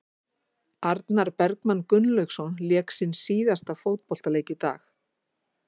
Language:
Icelandic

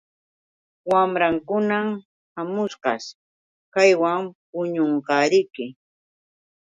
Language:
Yauyos Quechua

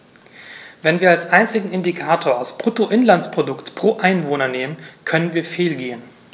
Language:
German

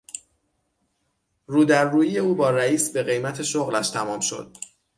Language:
Persian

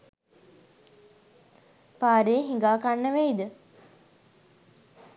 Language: Sinhala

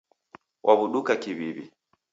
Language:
Taita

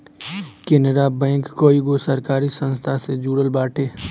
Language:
Bhojpuri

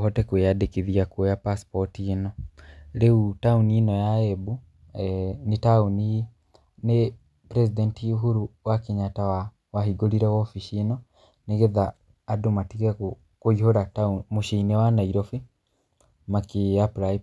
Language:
Kikuyu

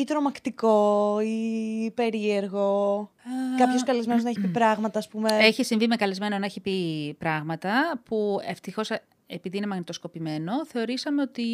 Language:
Greek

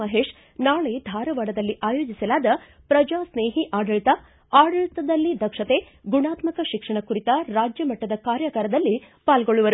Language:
Kannada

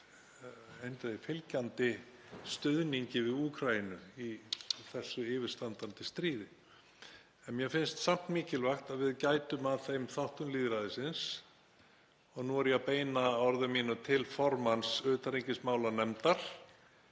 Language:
Icelandic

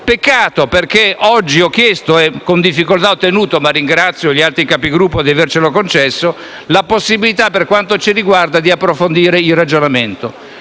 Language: Italian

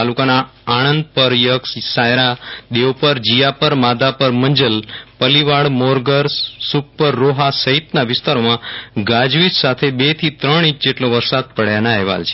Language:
Gujarati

